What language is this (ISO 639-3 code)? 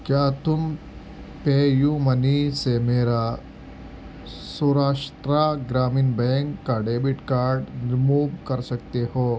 urd